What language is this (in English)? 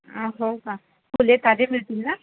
Marathi